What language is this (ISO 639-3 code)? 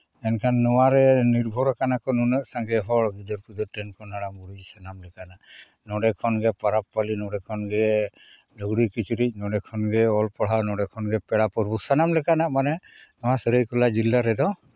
sat